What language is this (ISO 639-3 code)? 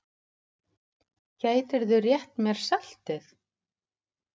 isl